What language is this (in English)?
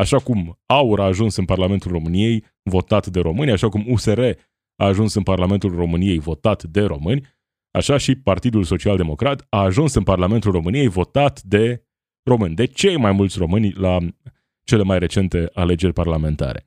Romanian